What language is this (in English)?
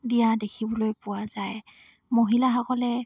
Assamese